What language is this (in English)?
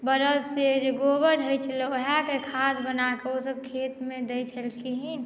Maithili